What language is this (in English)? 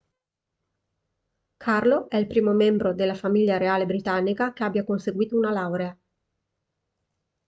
Italian